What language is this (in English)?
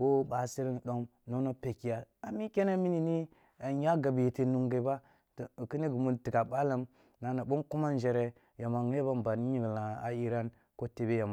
Kulung (Nigeria)